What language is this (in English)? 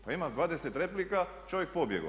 Croatian